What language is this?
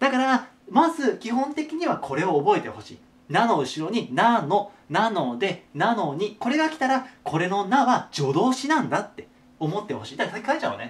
Japanese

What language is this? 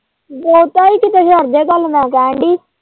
Punjabi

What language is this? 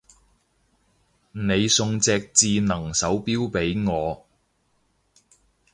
Cantonese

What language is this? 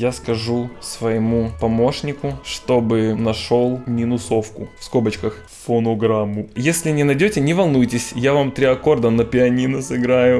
Russian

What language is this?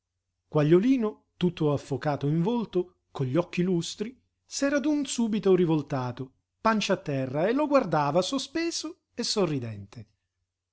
Italian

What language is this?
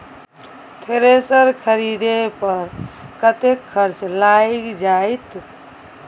Maithili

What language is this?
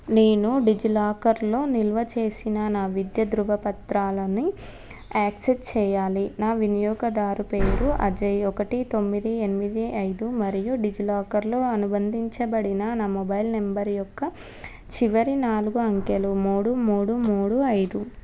Telugu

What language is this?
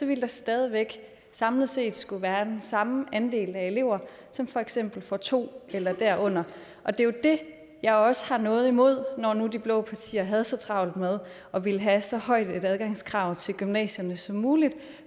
Danish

